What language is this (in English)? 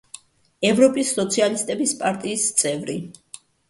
Georgian